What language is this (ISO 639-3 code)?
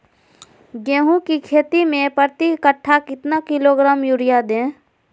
mag